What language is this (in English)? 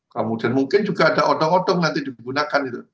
Indonesian